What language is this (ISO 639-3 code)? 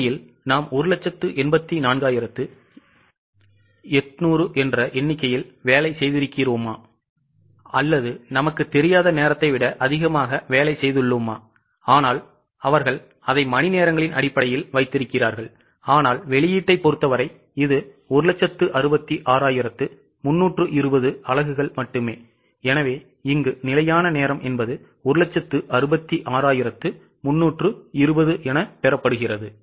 tam